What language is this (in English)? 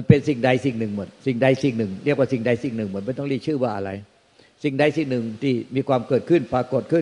Thai